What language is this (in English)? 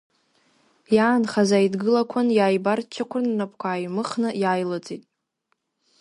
Abkhazian